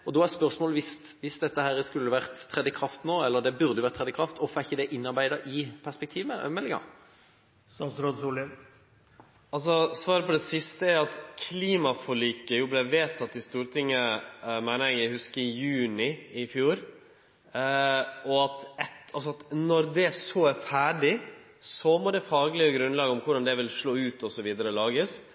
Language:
Norwegian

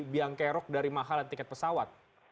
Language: Indonesian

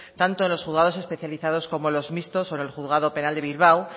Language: Spanish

